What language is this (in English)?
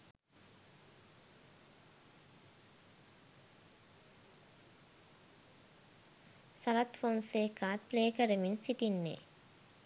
Sinhala